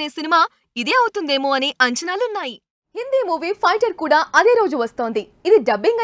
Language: Telugu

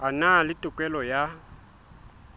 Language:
Southern Sotho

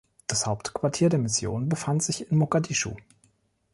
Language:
German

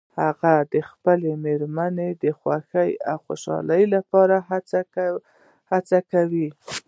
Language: Pashto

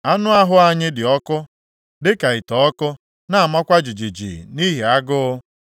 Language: Igbo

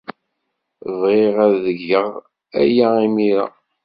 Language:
Kabyle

